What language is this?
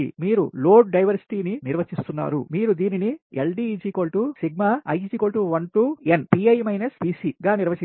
Telugu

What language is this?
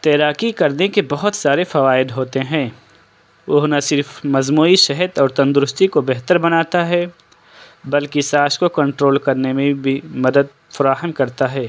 Urdu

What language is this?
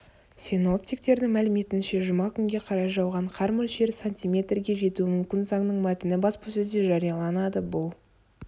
Kazakh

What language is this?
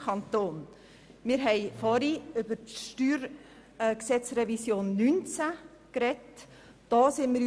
Swiss German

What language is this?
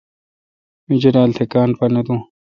Kalkoti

